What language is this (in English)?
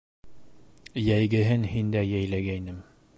Bashkir